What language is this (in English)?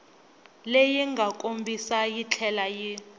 Tsonga